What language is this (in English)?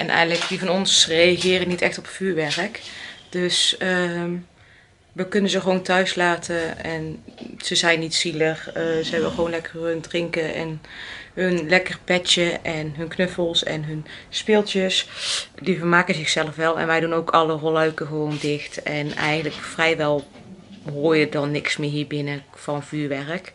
Dutch